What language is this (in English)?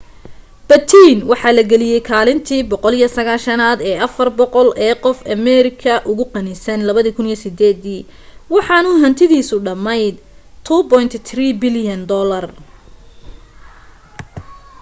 Somali